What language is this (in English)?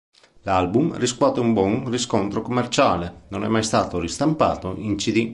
Italian